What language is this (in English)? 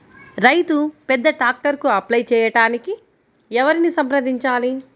Telugu